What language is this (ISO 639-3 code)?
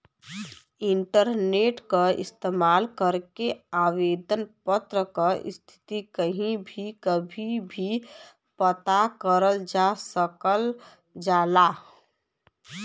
bho